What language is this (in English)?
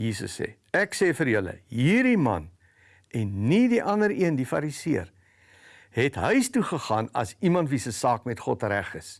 Dutch